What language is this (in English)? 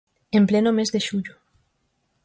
Galician